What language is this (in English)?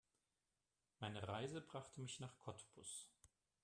German